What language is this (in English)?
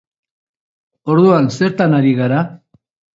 Basque